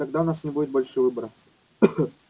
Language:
Russian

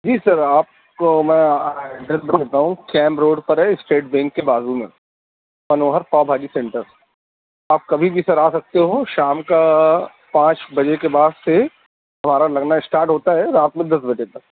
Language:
Urdu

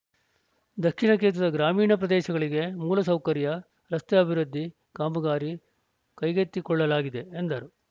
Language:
Kannada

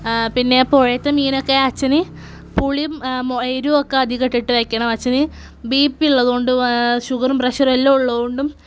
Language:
Malayalam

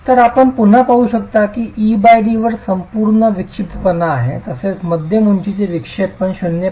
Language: Marathi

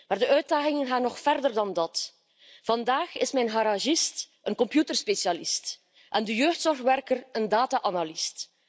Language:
Dutch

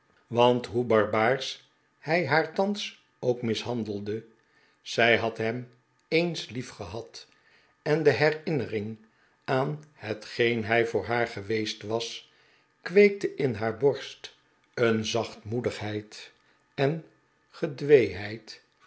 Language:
Dutch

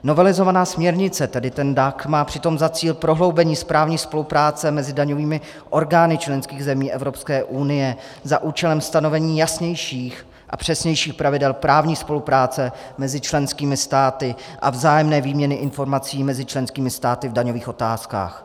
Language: Czech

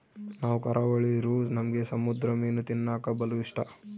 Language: Kannada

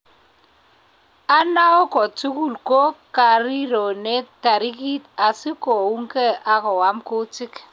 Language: Kalenjin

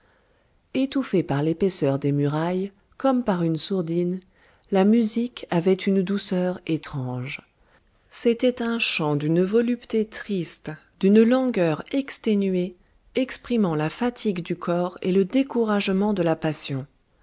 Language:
French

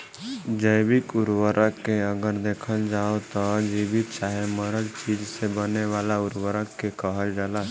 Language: Bhojpuri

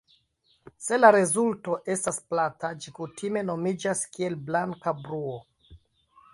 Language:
Esperanto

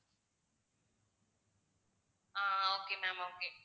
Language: Tamil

